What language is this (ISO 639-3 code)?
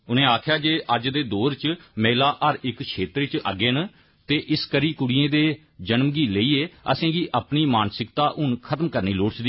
doi